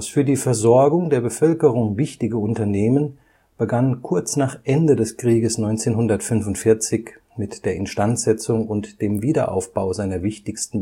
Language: German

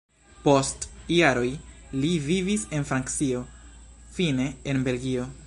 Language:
Esperanto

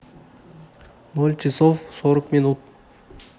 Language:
Russian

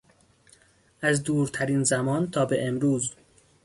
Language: Persian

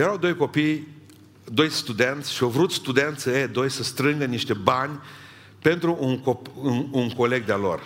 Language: Romanian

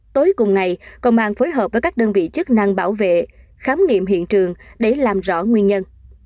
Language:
Vietnamese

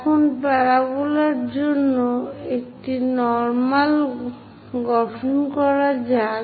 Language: Bangla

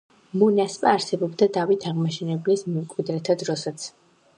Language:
Georgian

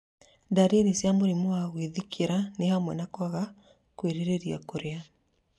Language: Kikuyu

